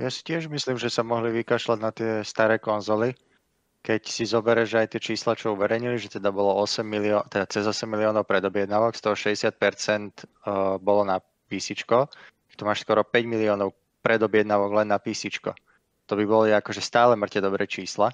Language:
Slovak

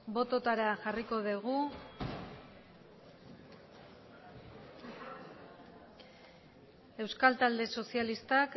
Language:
Basque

